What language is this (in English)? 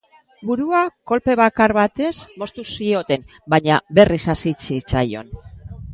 Basque